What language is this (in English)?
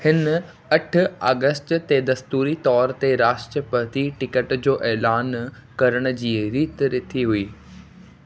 Sindhi